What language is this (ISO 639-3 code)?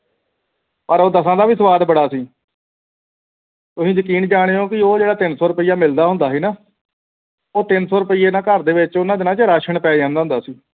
pan